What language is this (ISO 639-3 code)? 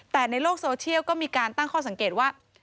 tha